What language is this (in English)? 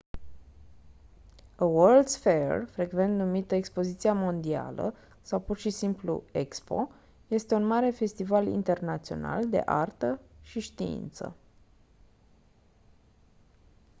Romanian